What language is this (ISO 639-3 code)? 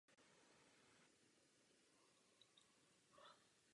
ces